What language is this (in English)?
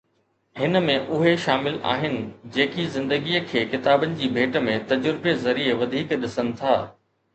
Sindhi